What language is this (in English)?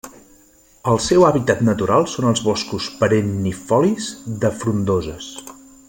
Catalan